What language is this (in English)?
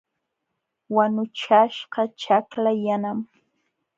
Jauja Wanca Quechua